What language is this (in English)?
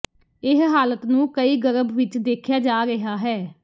Punjabi